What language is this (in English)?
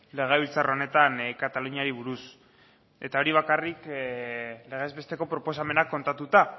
Basque